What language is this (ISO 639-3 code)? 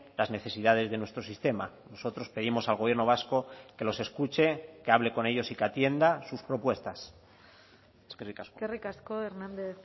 spa